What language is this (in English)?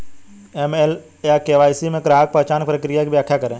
Hindi